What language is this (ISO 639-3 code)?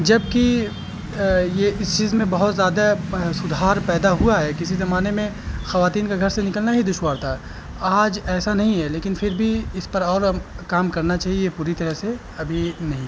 urd